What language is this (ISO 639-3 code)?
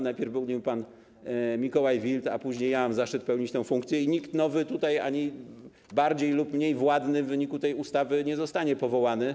pol